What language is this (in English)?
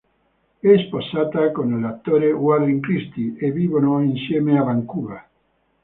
Italian